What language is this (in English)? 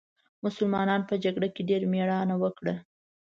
Pashto